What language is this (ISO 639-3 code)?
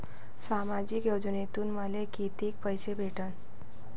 mar